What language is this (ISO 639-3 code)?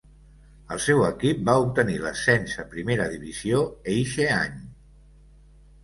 cat